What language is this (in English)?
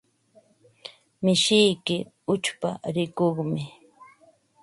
Ambo-Pasco Quechua